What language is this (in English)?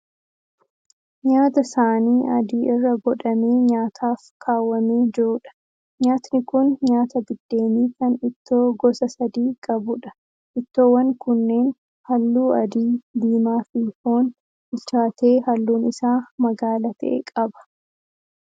Oromo